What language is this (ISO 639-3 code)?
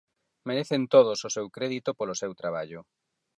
glg